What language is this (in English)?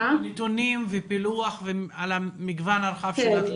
Hebrew